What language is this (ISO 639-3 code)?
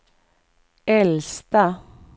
swe